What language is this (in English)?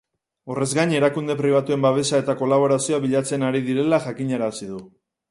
Basque